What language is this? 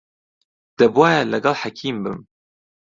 Central Kurdish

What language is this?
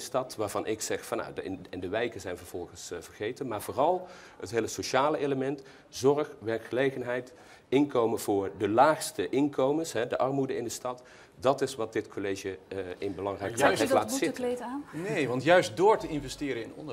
Dutch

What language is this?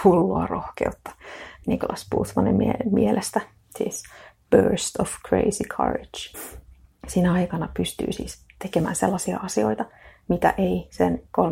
Finnish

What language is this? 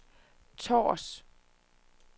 Danish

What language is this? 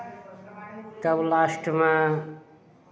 Maithili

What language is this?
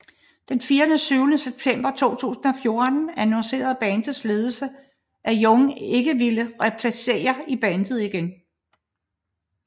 Danish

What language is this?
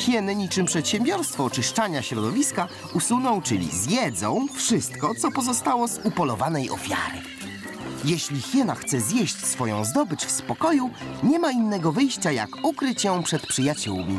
Polish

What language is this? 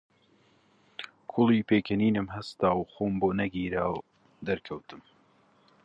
Central Kurdish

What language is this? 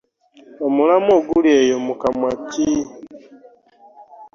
Ganda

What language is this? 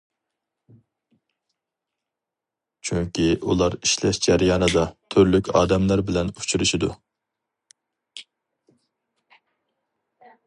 Uyghur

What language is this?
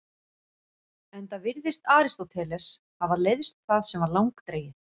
Icelandic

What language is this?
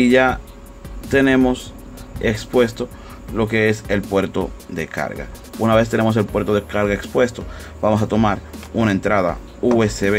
Spanish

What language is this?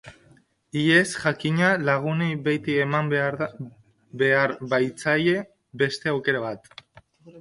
Basque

